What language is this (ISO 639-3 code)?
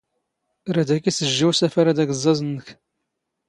zgh